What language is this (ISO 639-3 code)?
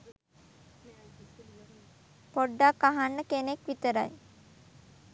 sin